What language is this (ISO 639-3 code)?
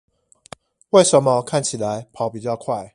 zho